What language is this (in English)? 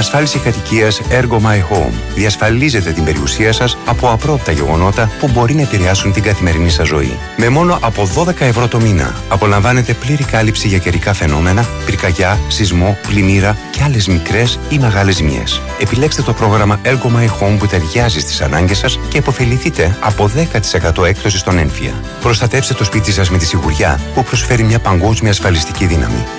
Greek